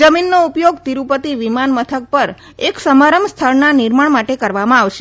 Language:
Gujarati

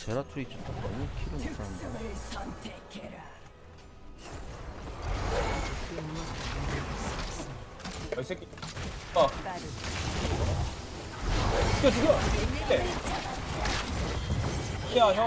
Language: Korean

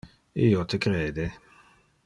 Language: Interlingua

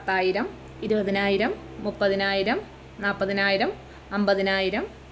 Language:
Malayalam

